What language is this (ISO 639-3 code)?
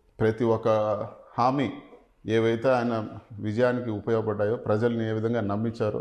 tel